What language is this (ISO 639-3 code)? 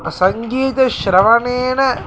san